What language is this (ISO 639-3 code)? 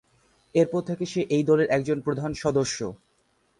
ben